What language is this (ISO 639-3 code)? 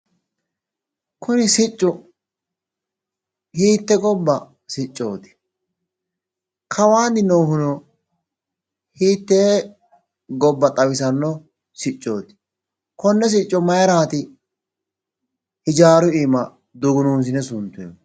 sid